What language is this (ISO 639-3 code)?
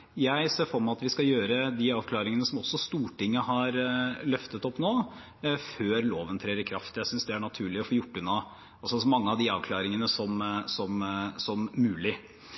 nob